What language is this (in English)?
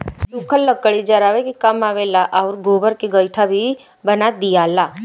Bhojpuri